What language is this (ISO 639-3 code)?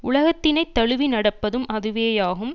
tam